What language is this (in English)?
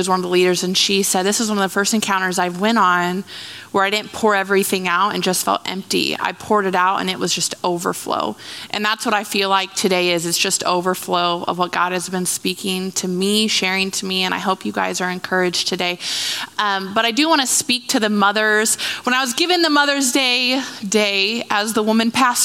English